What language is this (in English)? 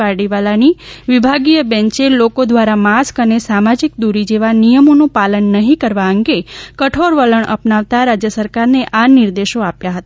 Gujarati